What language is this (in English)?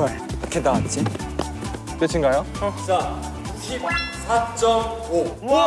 Korean